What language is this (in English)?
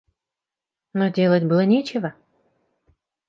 Russian